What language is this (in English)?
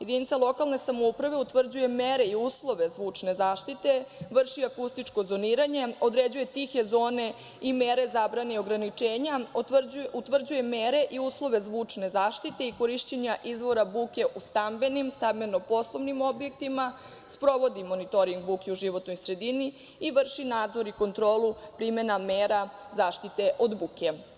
Serbian